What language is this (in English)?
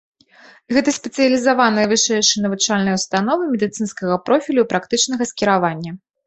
Belarusian